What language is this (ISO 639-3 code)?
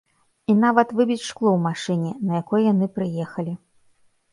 bel